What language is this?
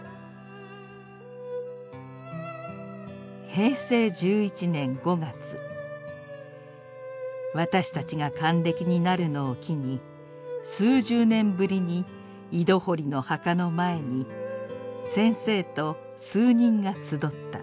Japanese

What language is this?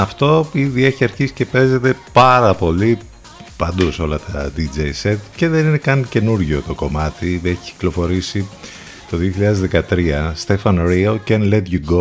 Greek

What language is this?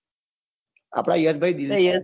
Gujarati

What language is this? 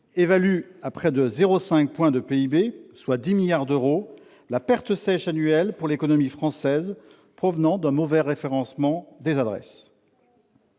French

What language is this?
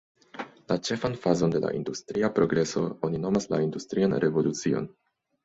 Esperanto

